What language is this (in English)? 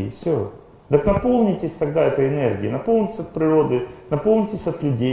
Russian